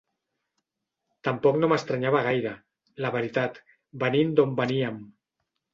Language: Catalan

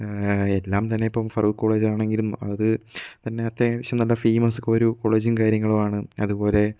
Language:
Malayalam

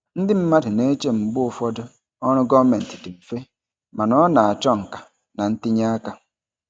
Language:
Igbo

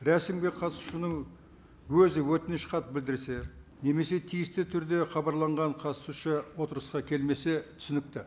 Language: Kazakh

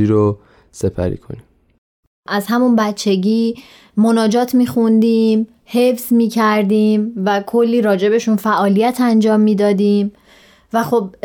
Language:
Persian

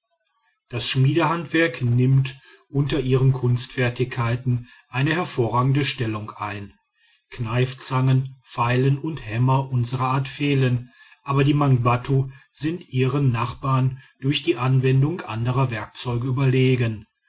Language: German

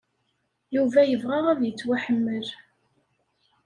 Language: Kabyle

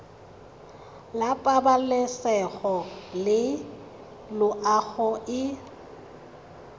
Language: Tswana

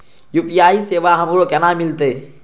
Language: Maithili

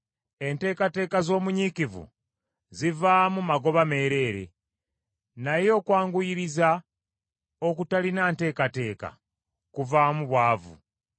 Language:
Ganda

